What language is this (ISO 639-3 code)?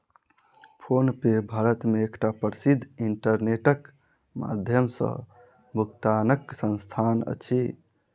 mai